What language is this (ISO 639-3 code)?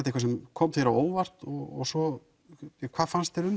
isl